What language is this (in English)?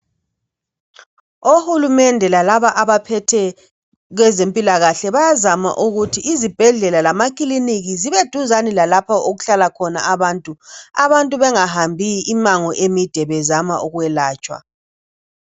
North Ndebele